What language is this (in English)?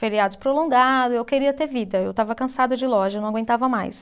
Portuguese